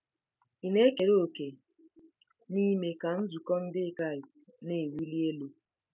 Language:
Igbo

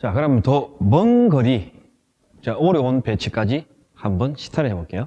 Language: Korean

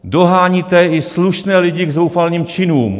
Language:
Czech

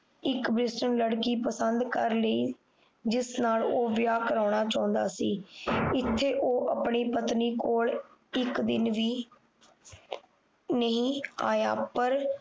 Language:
Punjabi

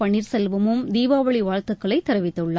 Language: Tamil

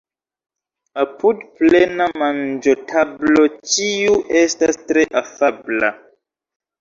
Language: Esperanto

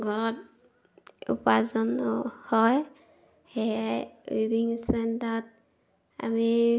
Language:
Assamese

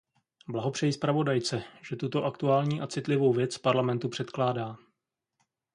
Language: Czech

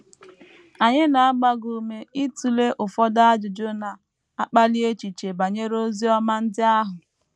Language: Igbo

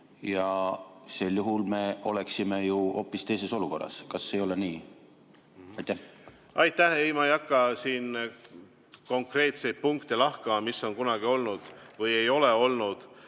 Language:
Estonian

